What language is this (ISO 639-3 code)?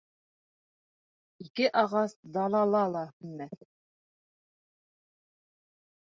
bak